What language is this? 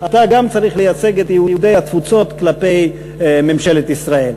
Hebrew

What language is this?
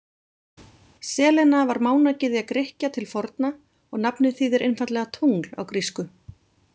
Icelandic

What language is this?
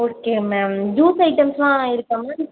Tamil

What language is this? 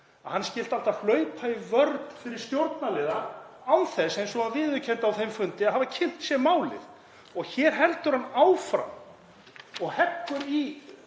Icelandic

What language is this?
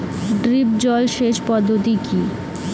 Bangla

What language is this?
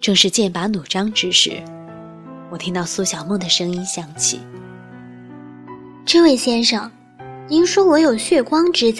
Chinese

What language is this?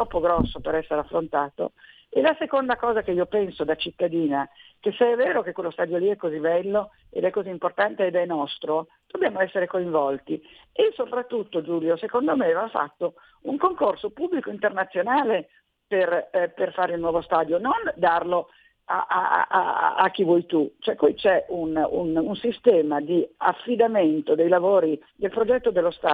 Italian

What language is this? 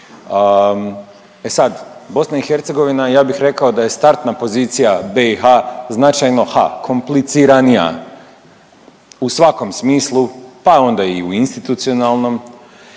Croatian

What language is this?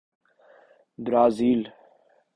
Urdu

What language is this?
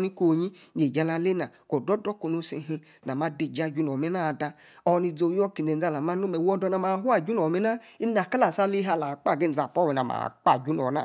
Yace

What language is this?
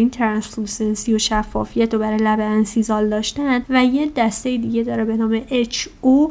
Persian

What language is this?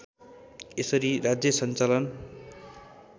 Nepali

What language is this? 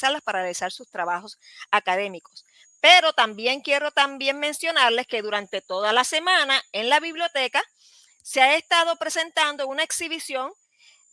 Spanish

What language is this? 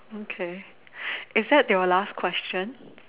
English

